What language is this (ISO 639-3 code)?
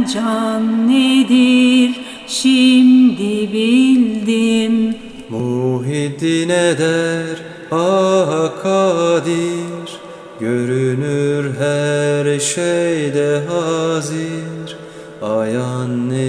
tur